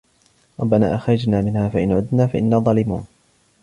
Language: Arabic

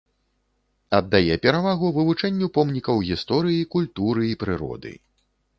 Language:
Belarusian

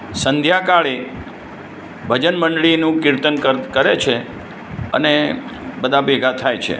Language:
Gujarati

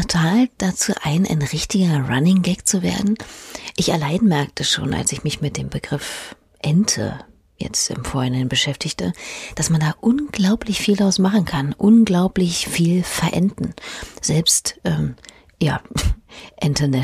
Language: German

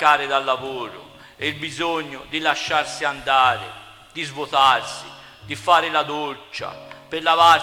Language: Italian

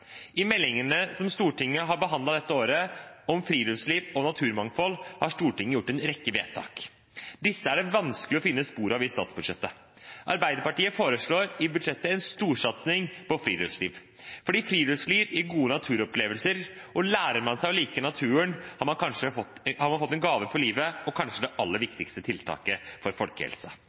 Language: Norwegian Bokmål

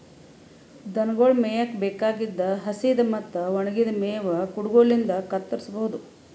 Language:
Kannada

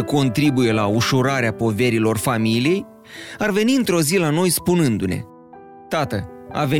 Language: Romanian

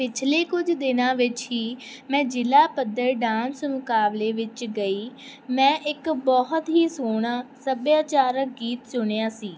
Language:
Punjabi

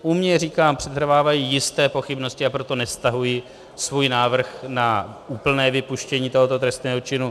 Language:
Czech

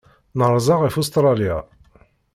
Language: Kabyle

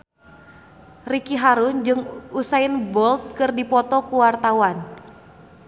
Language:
Sundanese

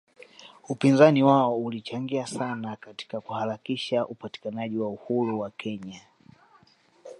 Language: Swahili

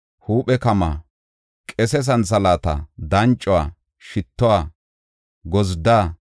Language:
Gofa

